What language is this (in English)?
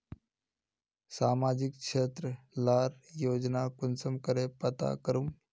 Magahi